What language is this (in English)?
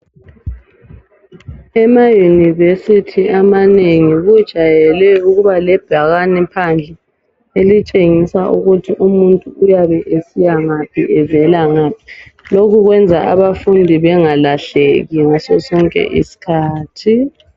North Ndebele